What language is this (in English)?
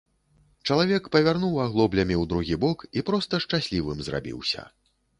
Belarusian